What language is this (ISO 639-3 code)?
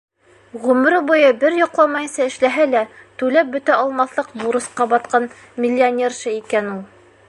bak